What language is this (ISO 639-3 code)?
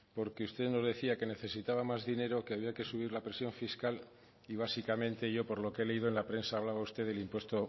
spa